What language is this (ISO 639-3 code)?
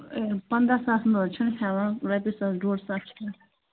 kas